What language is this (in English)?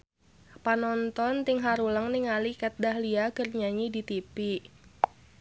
Sundanese